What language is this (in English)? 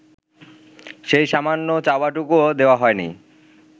Bangla